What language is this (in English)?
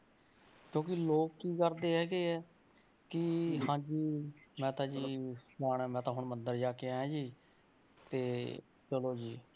Punjabi